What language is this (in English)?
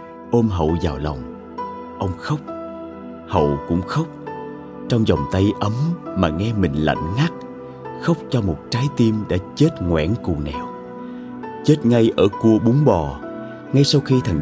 Vietnamese